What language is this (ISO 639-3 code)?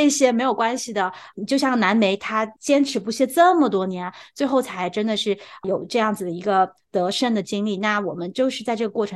zho